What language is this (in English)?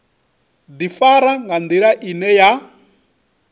Venda